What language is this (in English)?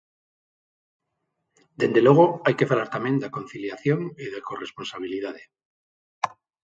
Galician